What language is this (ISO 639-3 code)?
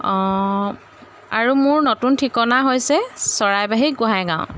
asm